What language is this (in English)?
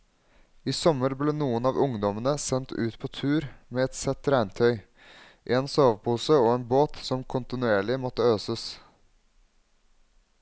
Norwegian